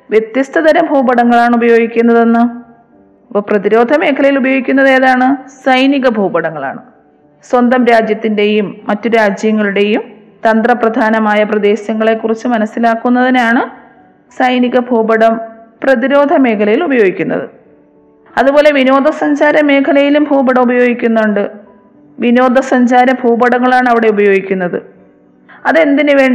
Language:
Malayalam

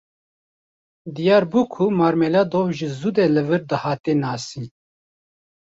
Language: Kurdish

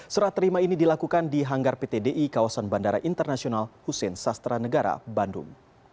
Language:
Indonesian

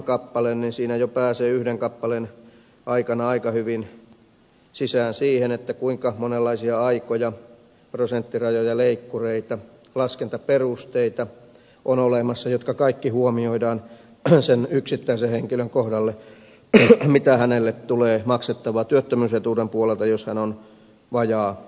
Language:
Finnish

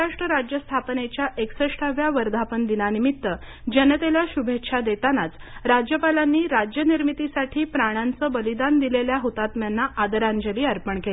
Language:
Marathi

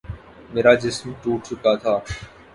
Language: Urdu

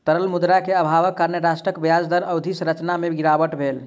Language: Maithili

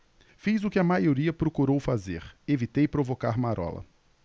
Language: Portuguese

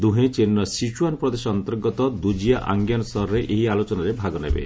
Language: Odia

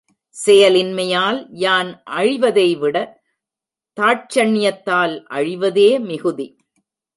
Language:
Tamil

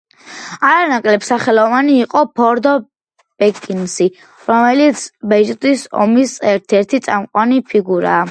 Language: Georgian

